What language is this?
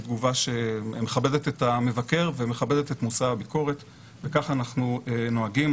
Hebrew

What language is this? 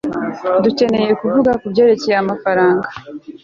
Kinyarwanda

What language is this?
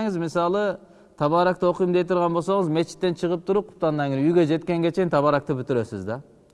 Turkish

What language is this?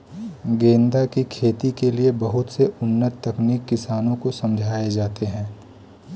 Hindi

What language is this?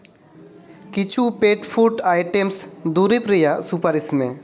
Santali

